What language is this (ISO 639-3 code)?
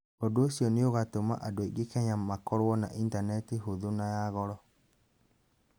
kik